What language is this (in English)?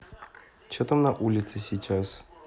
Russian